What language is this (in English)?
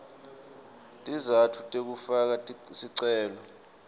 Swati